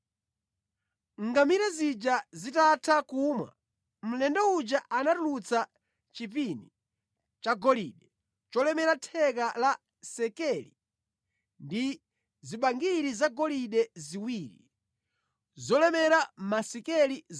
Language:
Nyanja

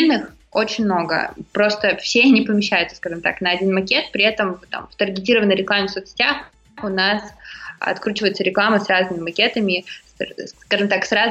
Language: Russian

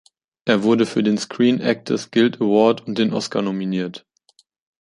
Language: German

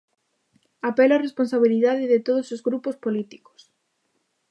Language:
Galician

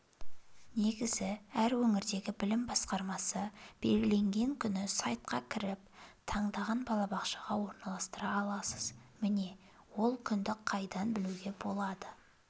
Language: Kazakh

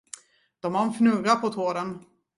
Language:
Swedish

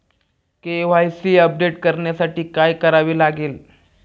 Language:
Marathi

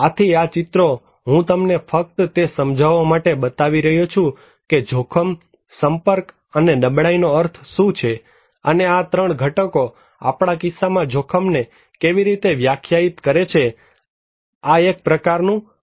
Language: Gujarati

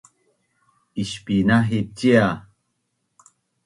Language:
Bunun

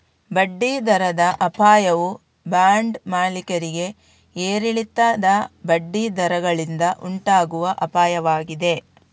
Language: Kannada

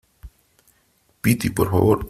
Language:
Spanish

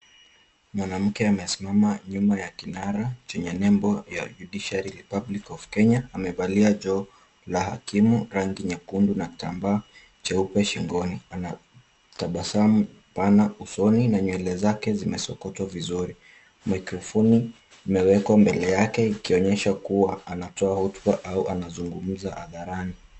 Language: Swahili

